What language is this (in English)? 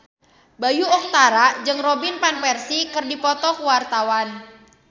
Sundanese